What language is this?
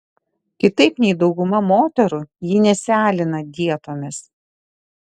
Lithuanian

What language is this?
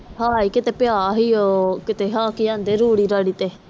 Punjabi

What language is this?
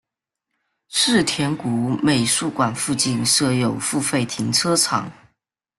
Chinese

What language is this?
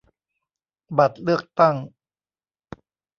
Thai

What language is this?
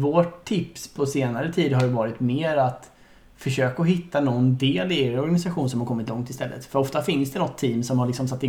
Swedish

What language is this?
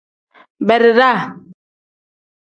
Tem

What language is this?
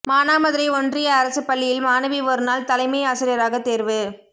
Tamil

